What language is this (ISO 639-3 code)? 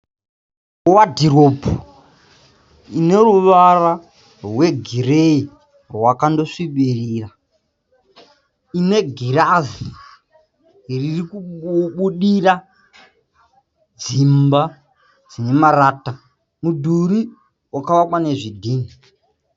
sna